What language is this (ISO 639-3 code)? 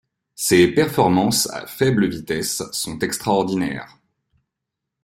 fra